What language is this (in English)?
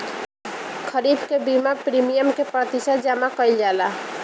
Bhojpuri